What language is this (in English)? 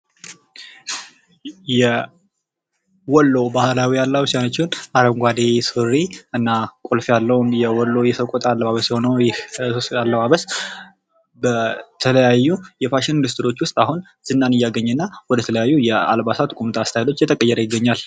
Amharic